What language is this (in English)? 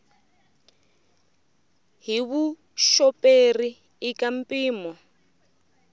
Tsonga